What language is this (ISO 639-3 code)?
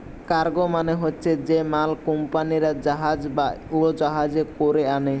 ben